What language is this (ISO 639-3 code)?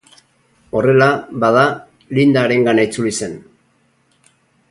eus